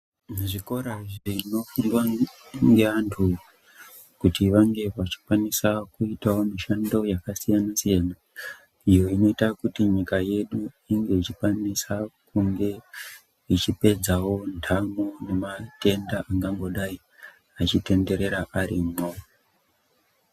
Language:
Ndau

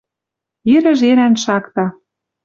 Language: Western Mari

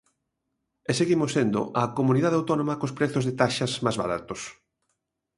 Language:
Galician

